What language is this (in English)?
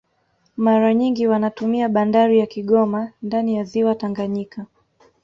Swahili